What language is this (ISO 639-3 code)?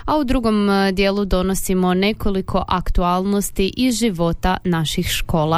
hrv